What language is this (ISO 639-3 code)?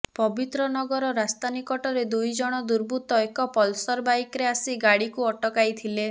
ori